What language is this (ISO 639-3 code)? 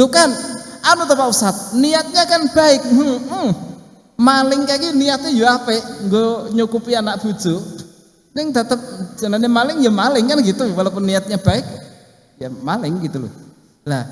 ind